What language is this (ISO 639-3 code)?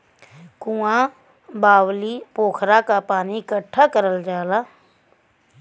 bho